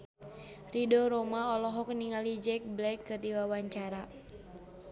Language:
Sundanese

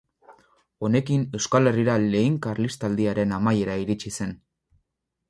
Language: Basque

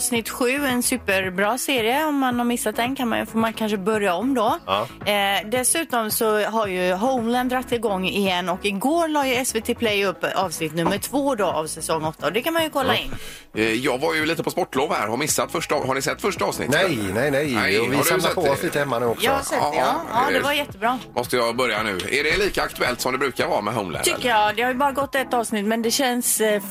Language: Swedish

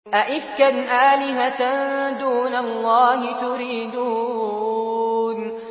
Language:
Arabic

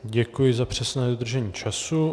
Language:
Czech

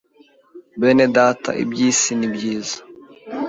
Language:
Kinyarwanda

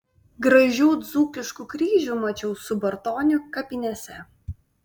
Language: Lithuanian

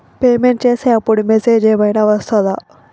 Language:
Telugu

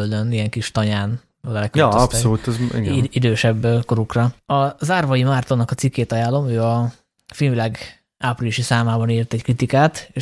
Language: Hungarian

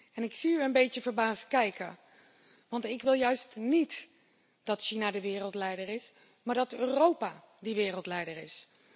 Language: Dutch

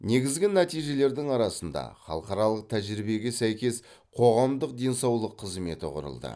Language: Kazakh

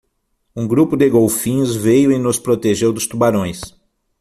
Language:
Portuguese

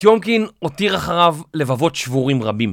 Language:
Hebrew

